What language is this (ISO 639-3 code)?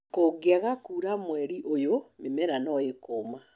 kik